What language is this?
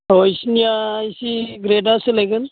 Bodo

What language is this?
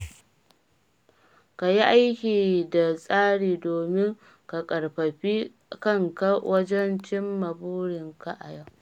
Hausa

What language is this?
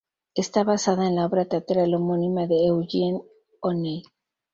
Spanish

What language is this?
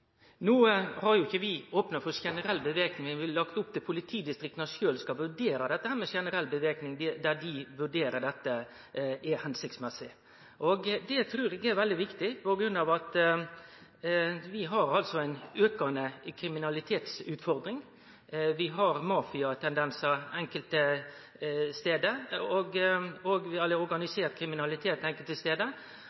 Norwegian Nynorsk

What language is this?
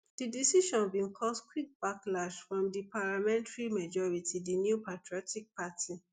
Nigerian Pidgin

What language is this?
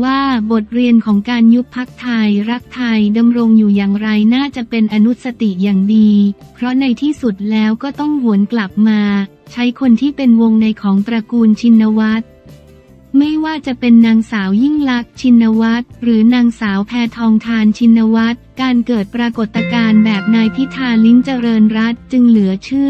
Thai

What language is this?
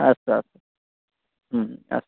Sanskrit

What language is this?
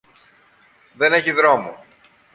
Greek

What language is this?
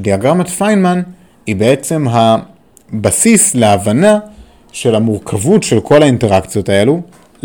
Hebrew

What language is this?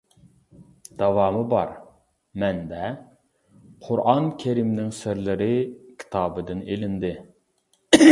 Uyghur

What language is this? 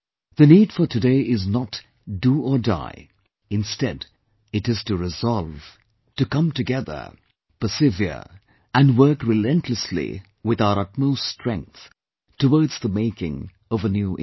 English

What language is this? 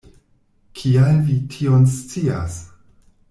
Esperanto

